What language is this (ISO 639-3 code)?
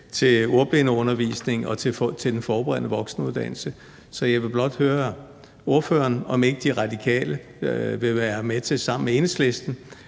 dan